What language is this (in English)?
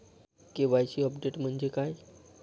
Marathi